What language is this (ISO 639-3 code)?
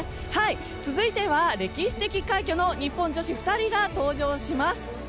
jpn